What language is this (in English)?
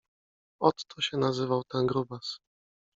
Polish